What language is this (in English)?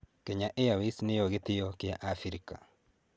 Kikuyu